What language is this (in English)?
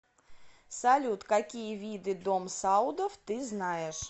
Russian